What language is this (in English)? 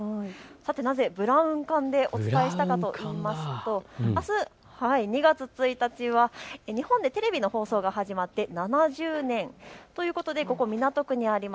Japanese